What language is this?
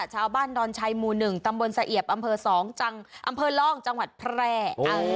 Thai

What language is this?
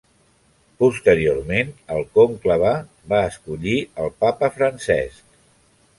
Catalan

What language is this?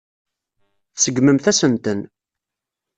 Kabyle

